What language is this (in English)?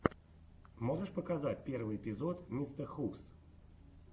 Russian